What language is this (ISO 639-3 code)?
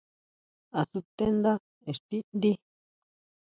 mau